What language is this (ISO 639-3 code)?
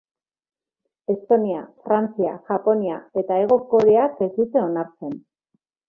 eus